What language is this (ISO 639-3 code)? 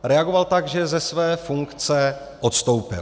ces